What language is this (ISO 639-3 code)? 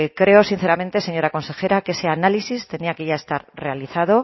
spa